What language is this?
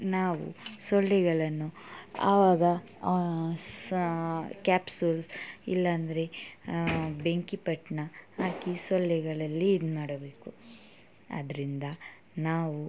Kannada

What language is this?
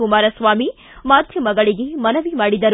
Kannada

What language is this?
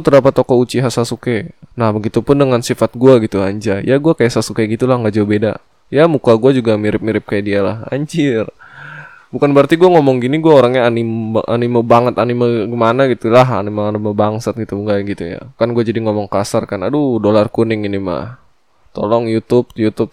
Indonesian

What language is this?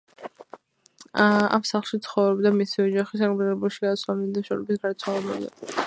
Georgian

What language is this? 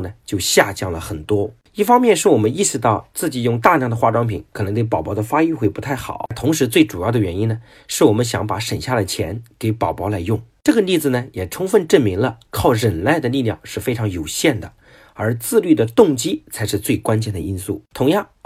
Chinese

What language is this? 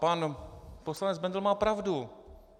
Czech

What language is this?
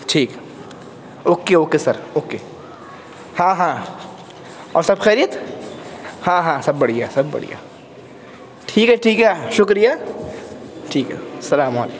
Urdu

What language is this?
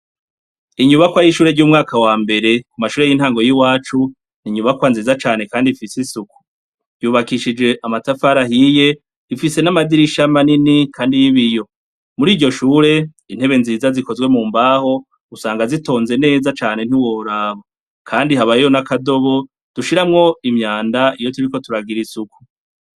Rundi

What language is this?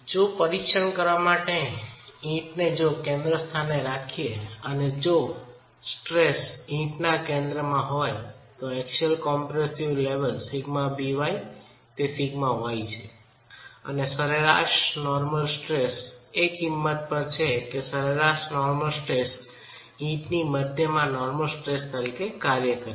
Gujarati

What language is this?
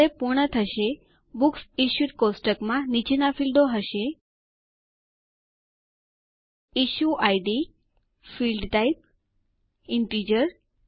Gujarati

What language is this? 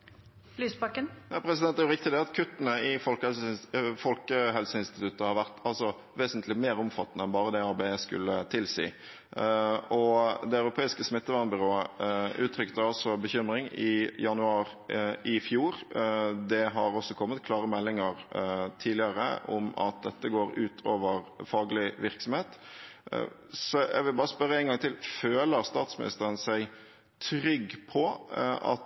Norwegian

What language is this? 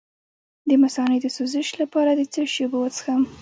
Pashto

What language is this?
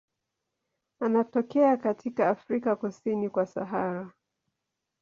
Swahili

